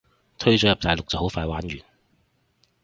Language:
Cantonese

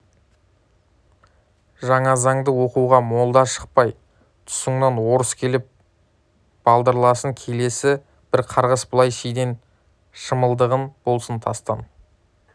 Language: Kazakh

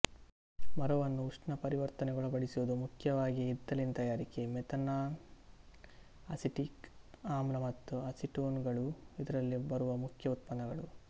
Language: Kannada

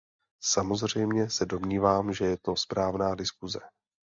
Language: Czech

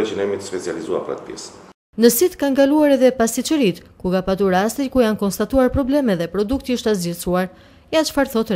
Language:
Dutch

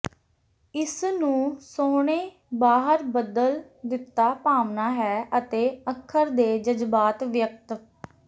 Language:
Punjabi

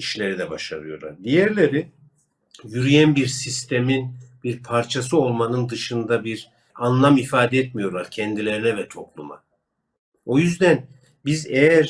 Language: Turkish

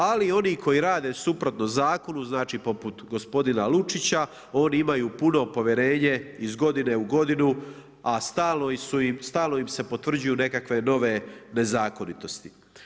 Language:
Croatian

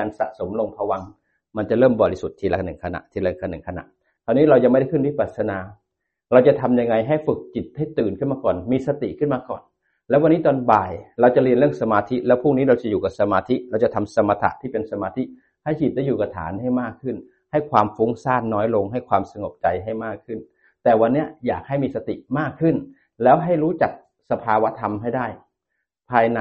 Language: Thai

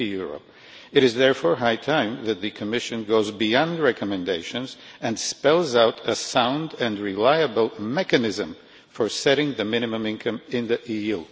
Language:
English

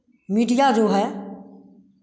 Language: Hindi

